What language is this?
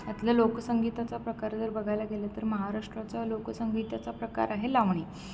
Marathi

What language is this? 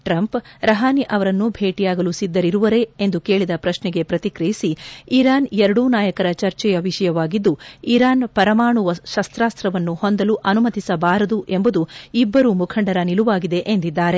Kannada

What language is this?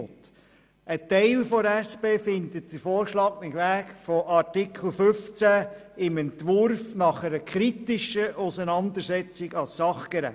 Swiss German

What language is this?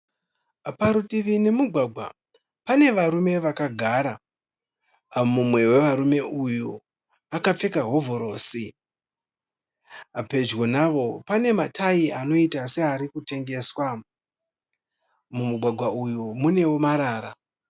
Shona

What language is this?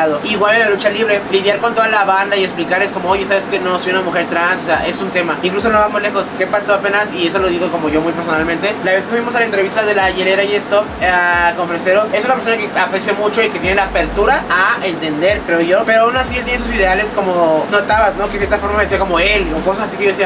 Spanish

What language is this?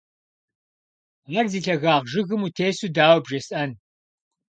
Kabardian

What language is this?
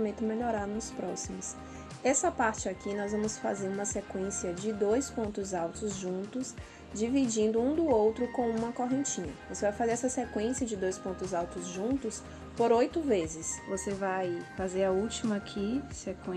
Portuguese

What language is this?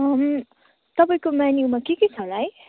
Nepali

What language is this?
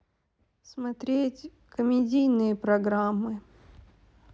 Russian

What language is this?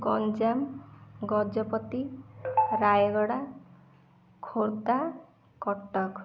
Odia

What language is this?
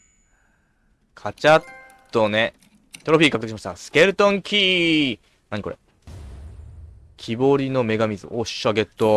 Japanese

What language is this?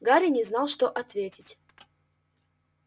Russian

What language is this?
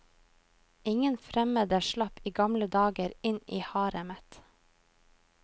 Norwegian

